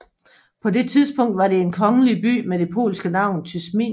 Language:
Danish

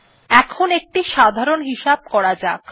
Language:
Bangla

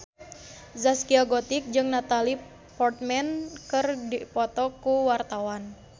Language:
Sundanese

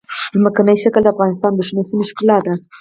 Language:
Pashto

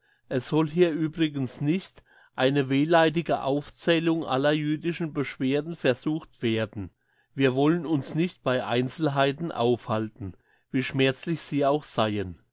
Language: German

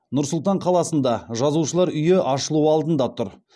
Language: Kazakh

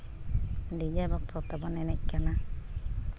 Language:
Santali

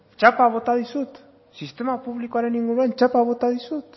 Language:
Basque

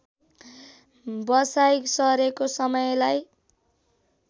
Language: Nepali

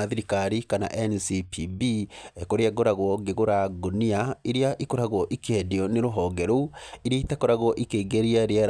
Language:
Kikuyu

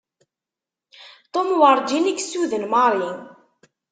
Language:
Kabyle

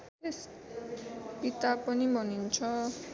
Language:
Nepali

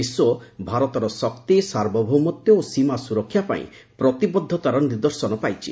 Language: Odia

